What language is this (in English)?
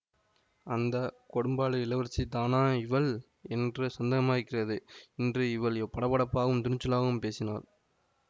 Tamil